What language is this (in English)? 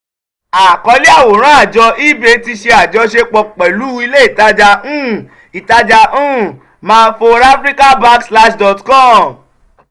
Yoruba